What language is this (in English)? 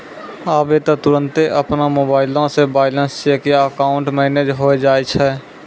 Maithili